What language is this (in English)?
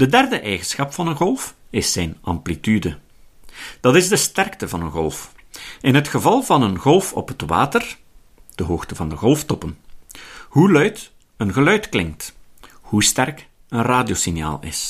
Dutch